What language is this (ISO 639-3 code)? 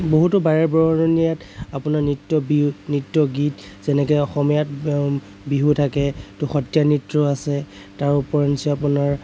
asm